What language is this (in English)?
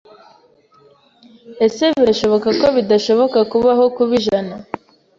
Kinyarwanda